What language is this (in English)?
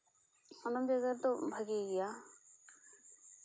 Santali